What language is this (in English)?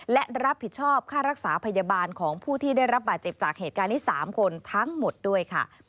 Thai